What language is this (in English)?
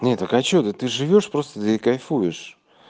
Russian